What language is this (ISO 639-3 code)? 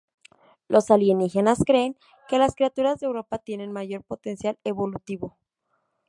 spa